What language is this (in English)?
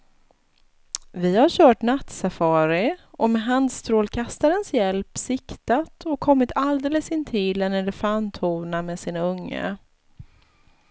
Swedish